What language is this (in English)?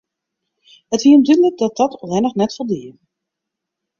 Western Frisian